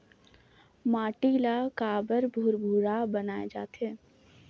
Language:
Chhattisgarhi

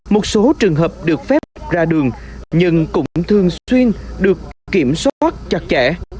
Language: Vietnamese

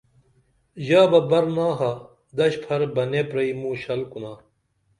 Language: Dameli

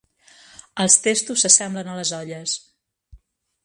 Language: Catalan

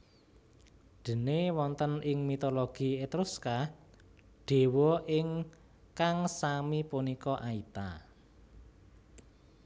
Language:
Javanese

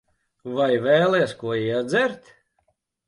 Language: Latvian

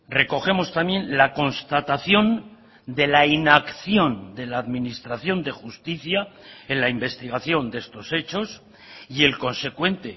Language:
Spanish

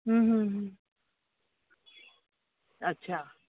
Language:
Sindhi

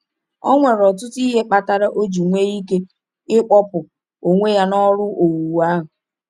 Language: Igbo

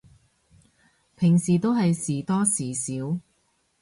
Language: Cantonese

